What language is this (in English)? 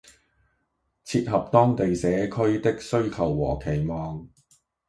Cantonese